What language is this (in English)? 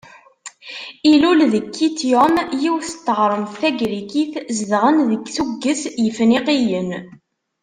Kabyle